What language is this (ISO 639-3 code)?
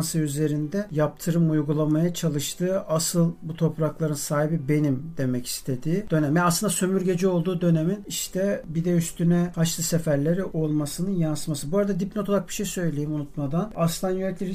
tur